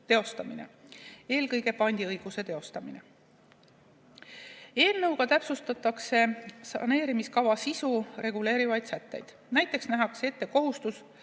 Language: Estonian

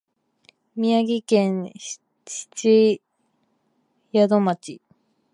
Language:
Japanese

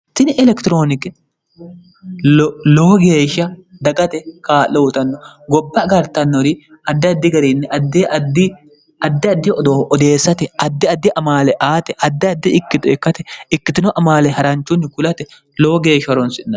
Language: Sidamo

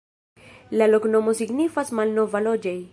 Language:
Esperanto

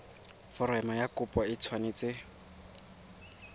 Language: Tswana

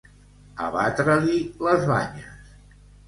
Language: Catalan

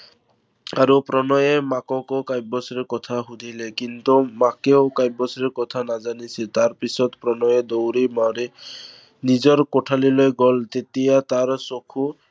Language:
Assamese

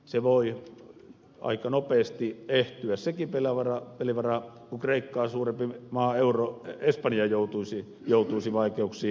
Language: Finnish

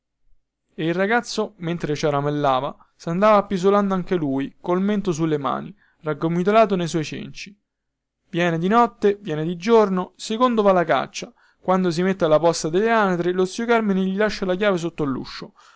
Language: Italian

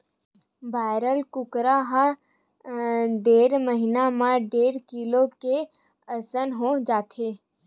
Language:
Chhattisgarhi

